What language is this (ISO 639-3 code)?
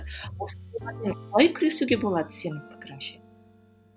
kaz